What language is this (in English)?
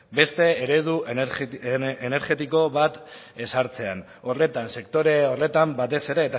Basque